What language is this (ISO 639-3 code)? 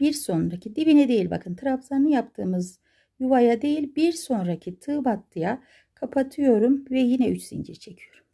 tur